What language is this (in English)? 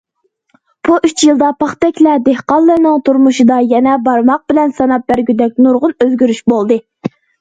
Uyghur